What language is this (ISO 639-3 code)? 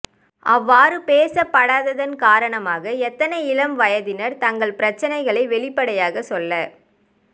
tam